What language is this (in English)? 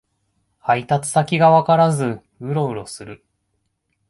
Japanese